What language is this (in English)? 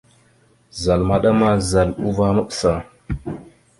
Mada (Cameroon)